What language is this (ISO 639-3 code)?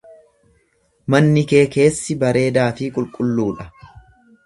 orm